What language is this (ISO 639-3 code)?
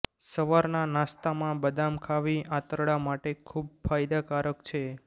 guj